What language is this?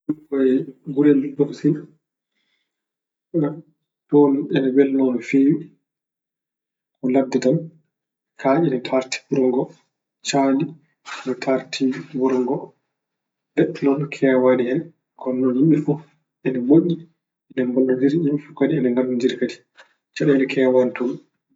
Fula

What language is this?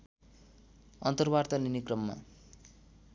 Nepali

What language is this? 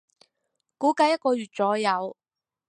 Cantonese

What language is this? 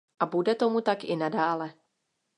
Czech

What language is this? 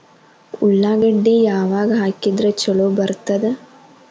Kannada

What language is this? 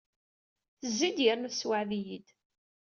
Kabyle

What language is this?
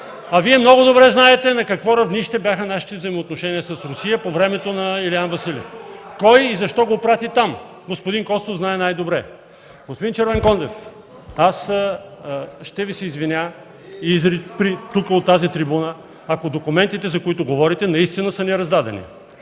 Bulgarian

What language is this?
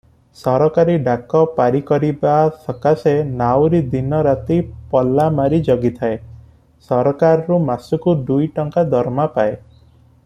Odia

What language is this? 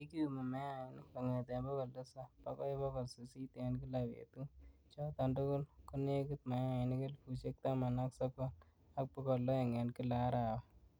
Kalenjin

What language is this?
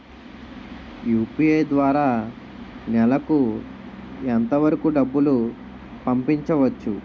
Telugu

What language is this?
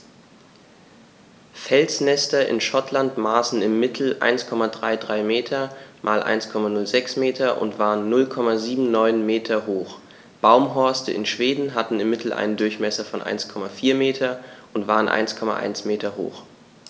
German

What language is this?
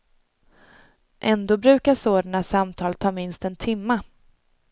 Swedish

